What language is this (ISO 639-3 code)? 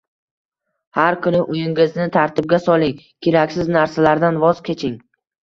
uzb